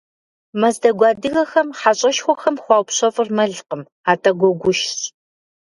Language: Kabardian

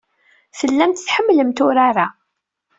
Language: Kabyle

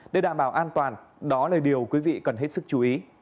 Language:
Vietnamese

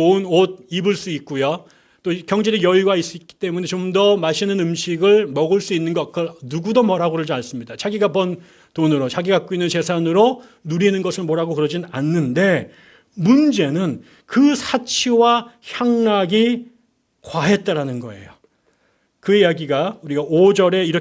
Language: Korean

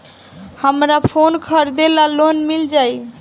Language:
Bhojpuri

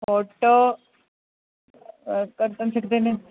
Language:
Sanskrit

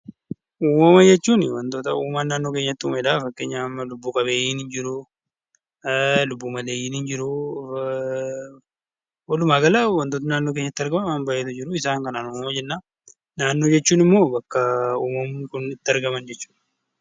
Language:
Oromo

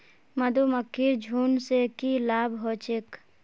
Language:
Magahi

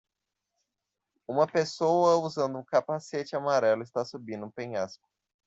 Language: Portuguese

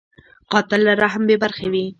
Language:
Pashto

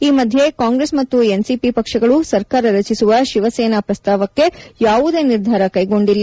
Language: Kannada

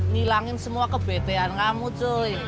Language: Indonesian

